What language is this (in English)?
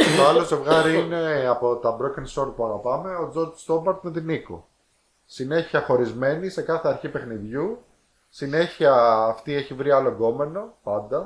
Greek